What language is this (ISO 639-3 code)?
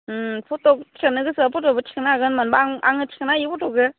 brx